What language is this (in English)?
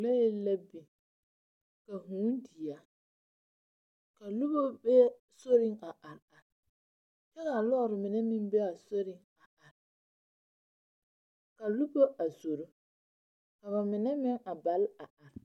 Southern Dagaare